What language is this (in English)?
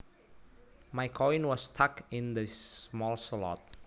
Javanese